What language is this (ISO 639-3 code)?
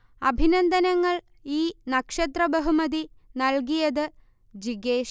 mal